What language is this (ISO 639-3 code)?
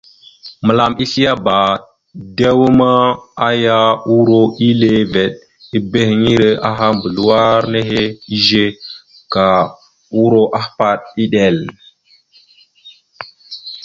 mxu